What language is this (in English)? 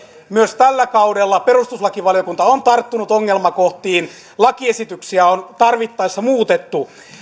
Finnish